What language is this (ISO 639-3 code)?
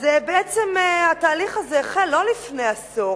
heb